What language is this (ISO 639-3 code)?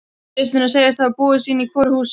isl